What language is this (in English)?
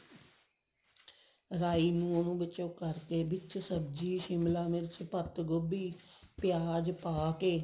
Punjabi